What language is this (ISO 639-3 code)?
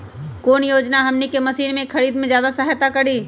mag